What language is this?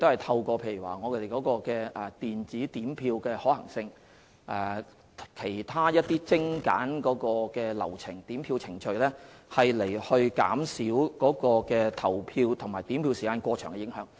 Cantonese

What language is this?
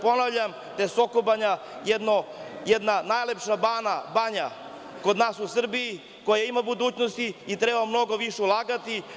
Serbian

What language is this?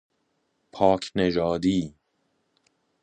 Persian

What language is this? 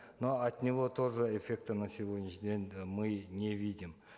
Kazakh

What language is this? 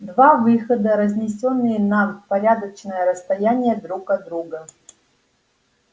Russian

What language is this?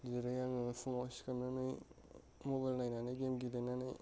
Bodo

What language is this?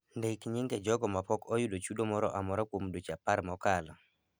Luo (Kenya and Tanzania)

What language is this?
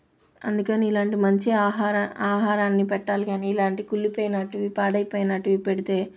Telugu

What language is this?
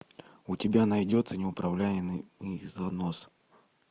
Russian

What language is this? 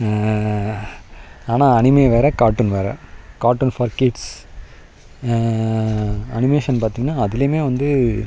Tamil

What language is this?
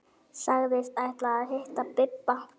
Icelandic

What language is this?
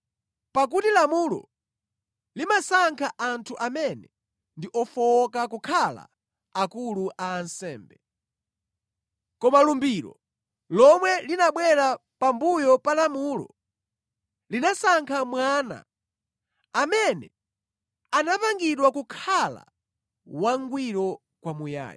Nyanja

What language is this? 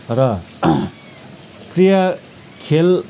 Nepali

